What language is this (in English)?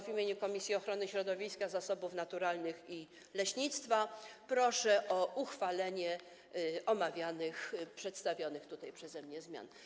Polish